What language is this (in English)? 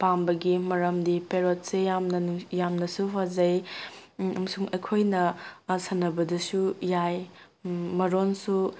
Manipuri